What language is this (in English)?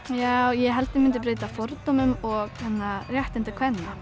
Icelandic